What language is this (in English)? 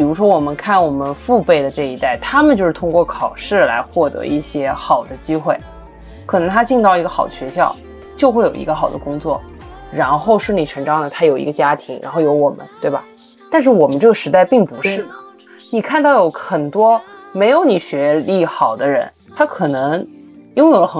Chinese